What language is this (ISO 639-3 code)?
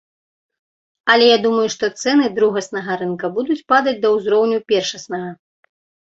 bel